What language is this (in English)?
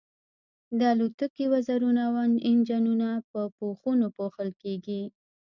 Pashto